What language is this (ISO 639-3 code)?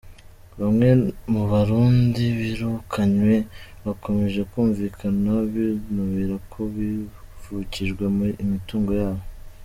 kin